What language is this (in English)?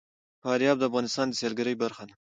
Pashto